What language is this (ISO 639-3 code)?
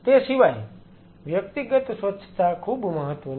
guj